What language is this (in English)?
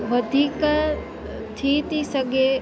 Sindhi